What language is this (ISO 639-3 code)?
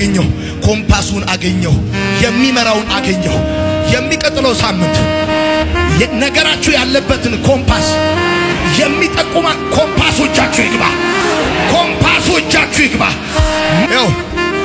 ara